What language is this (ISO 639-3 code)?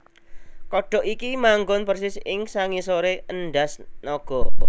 jav